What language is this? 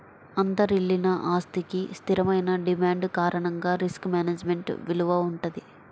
Telugu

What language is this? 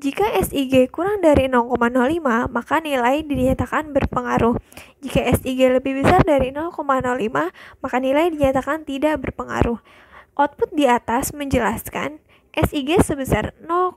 Indonesian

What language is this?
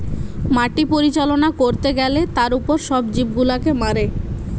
Bangla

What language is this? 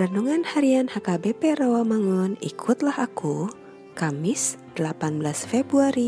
Indonesian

